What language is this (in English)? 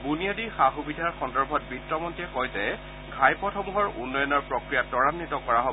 Assamese